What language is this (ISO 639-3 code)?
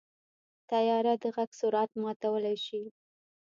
pus